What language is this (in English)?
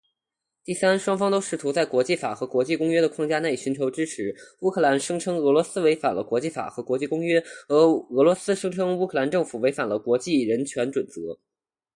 Chinese